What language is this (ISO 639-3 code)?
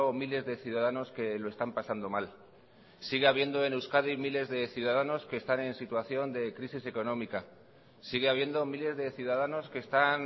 spa